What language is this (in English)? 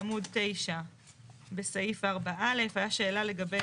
Hebrew